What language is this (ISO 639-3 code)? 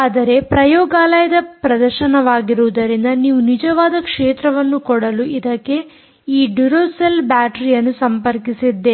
kan